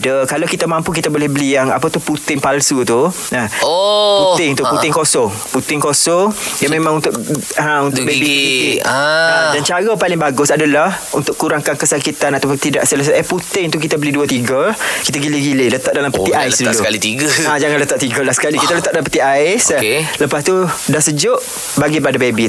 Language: Malay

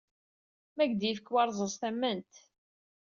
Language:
Kabyle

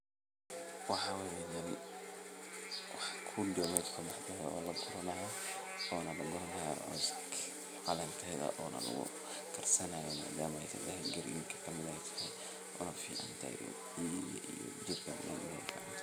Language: Somali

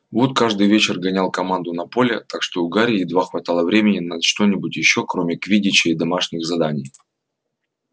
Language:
Russian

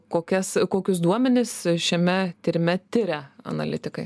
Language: Lithuanian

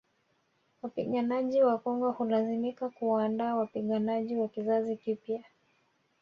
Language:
Swahili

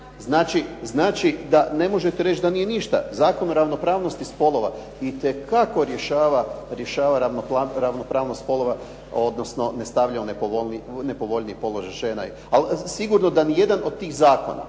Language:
Croatian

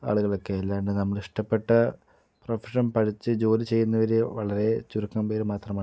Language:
Malayalam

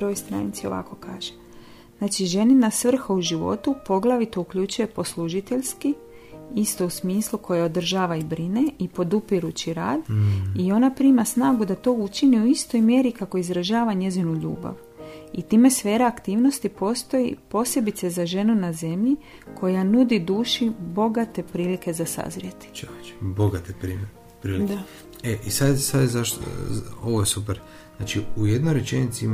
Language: Croatian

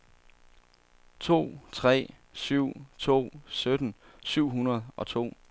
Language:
Danish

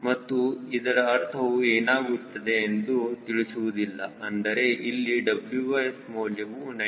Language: Kannada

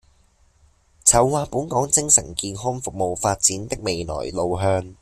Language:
Cantonese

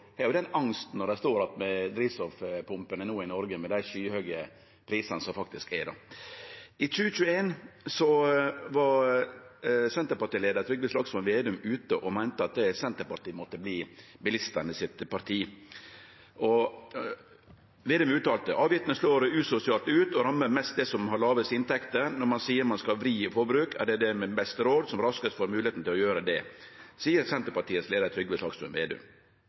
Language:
Norwegian Nynorsk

